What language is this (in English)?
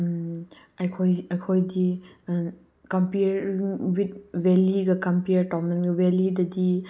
Manipuri